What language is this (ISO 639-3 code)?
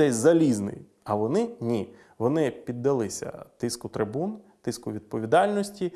ukr